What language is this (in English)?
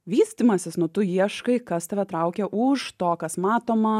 Lithuanian